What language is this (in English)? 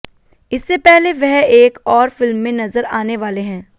Hindi